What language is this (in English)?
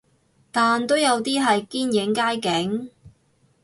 Cantonese